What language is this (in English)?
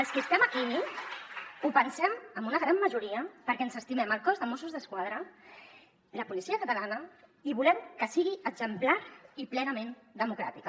Catalan